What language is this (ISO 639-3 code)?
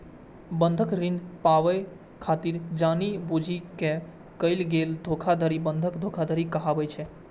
mai